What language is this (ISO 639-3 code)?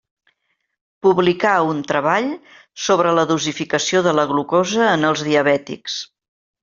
cat